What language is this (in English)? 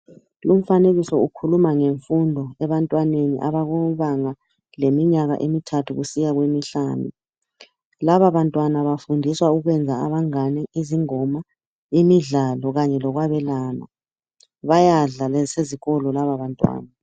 North Ndebele